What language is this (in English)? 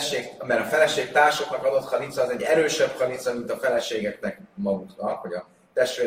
Hungarian